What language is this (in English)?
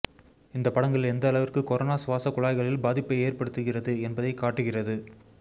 Tamil